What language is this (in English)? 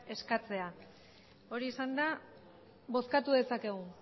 Basque